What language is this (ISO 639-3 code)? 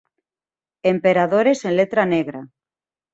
glg